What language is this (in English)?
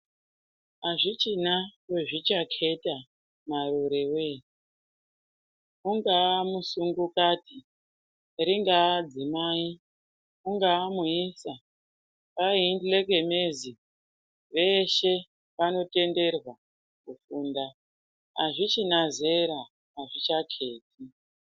Ndau